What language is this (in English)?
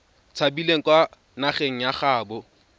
Tswana